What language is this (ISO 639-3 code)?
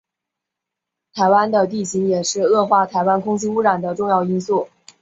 zho